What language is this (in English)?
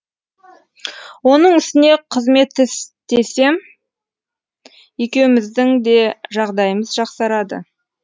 Kazakh